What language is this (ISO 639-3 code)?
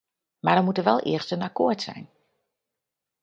nld